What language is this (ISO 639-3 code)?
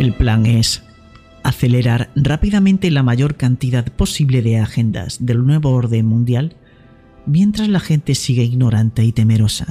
spa